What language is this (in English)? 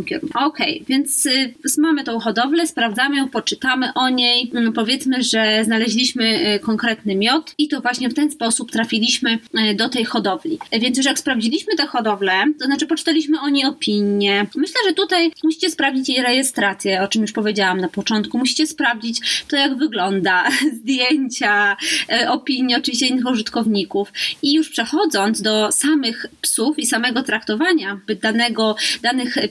Polish